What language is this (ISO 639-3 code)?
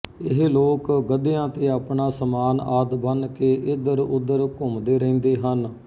pan